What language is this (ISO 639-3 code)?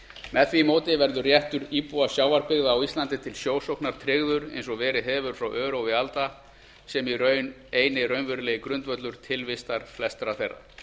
isl